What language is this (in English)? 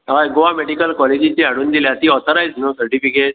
Konkani